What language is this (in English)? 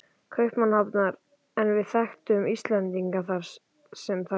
Icelandic